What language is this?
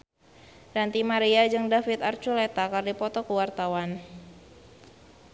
Sundanese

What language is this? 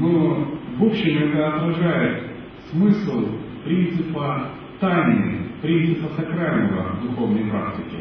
Russian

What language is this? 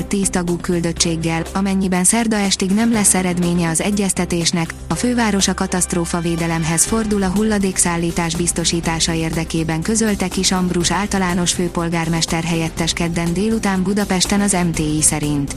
Hungarian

